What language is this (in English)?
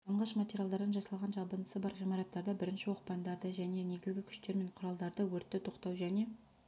Kazakh